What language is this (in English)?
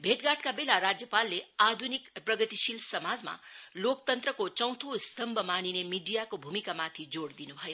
Nepali